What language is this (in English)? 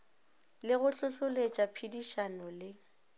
Northern Sotho